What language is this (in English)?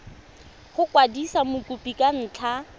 Tswana